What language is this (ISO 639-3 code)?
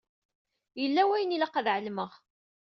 kab